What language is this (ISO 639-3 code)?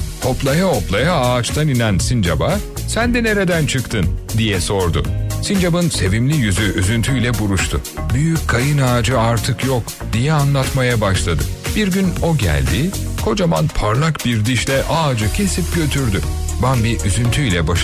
tur